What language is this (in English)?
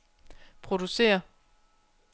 Danish